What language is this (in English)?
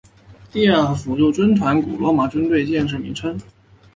Chinese